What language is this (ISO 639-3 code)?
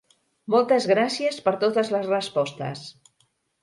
cat